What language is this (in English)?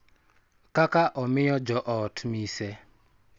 Luo (Kenya and Tanzania)